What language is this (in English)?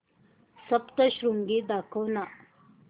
Marathi